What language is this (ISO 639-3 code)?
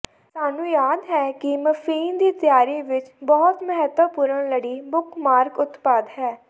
pan